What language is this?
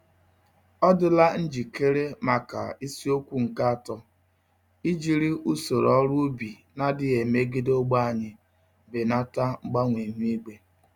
Igbo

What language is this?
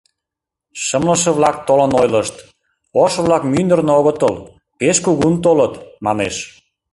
Mari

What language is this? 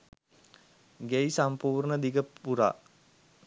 Sinhala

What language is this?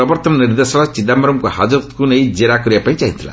Odia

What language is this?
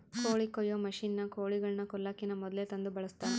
Kannada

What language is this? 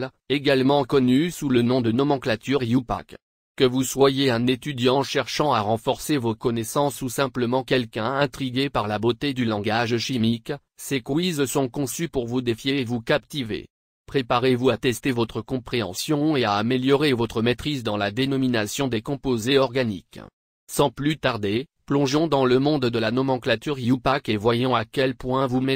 French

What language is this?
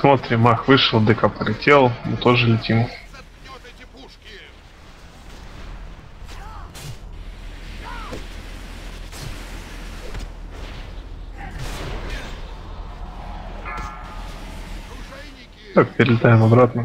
Russian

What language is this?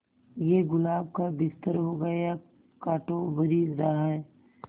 Hindi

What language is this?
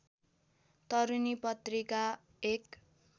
Nepali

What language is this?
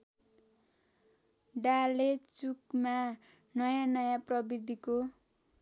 Nepali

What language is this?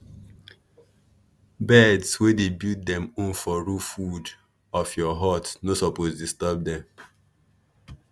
Nigerian Pidgin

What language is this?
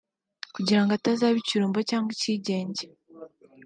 Kinyarwanda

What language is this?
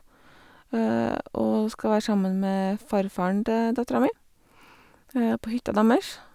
Norwegian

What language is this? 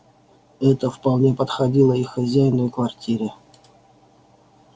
Russian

